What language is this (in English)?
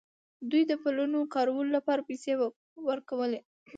Pashto